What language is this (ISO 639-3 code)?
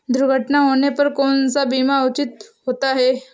hin